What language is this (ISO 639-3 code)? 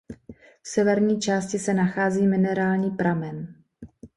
ces